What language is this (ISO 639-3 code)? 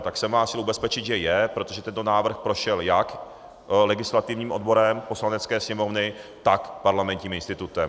ces